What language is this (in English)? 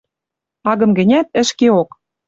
Western Mari